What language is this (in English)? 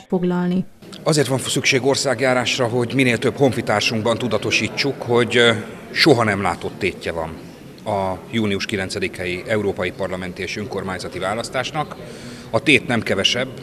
Hungarian